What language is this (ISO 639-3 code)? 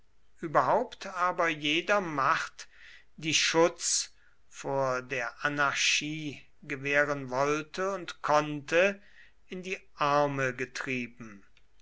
deu